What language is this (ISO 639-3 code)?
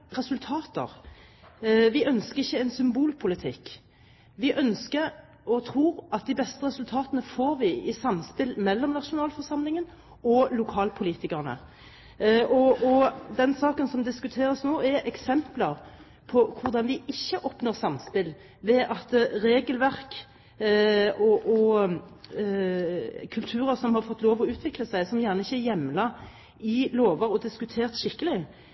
nob